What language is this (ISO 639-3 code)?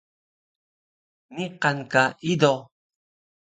trv